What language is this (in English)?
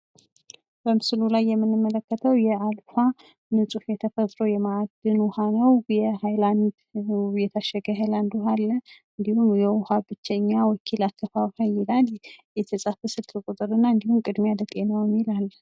Amharic